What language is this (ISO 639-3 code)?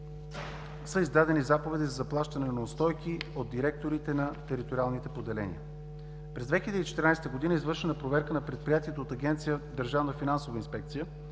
bul